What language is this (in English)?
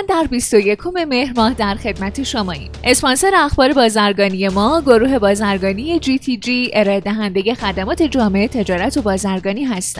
Persian